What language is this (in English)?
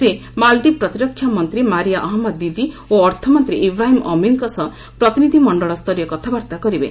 Odia